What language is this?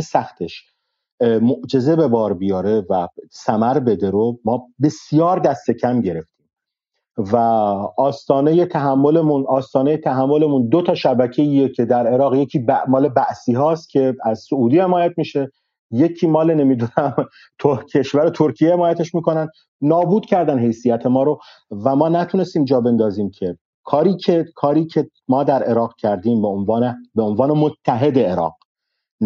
Persian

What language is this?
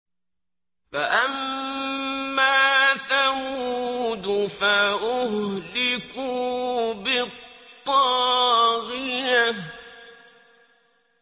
Arabic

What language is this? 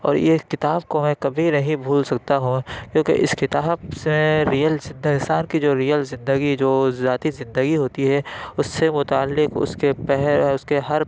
Urdu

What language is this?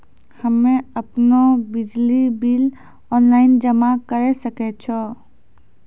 Maithili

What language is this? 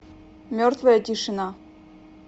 Russian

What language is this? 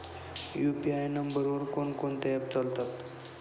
Marathi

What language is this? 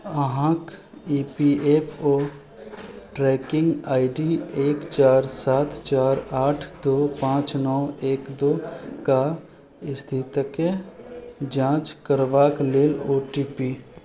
Maithili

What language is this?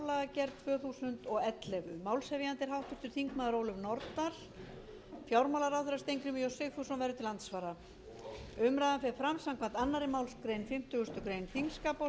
Icelandic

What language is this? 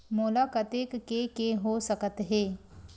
Chhattisgarhi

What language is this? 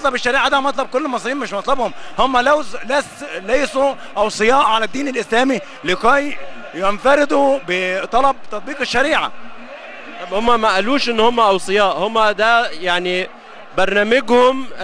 Arabic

